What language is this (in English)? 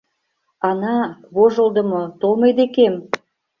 Mari